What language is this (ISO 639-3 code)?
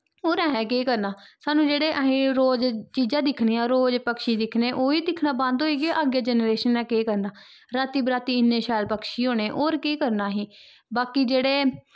doi